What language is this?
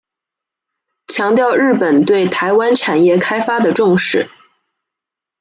Chinese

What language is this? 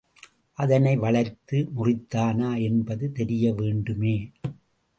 Tamil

